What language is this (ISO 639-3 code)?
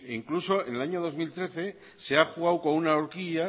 spa